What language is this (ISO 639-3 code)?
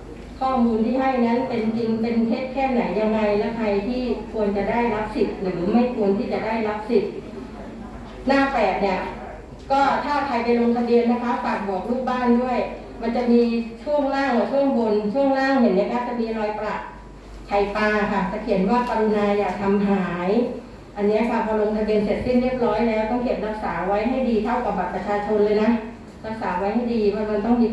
tha